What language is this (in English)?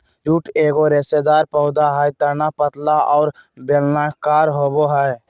Magahi